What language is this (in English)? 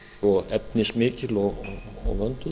Icelandic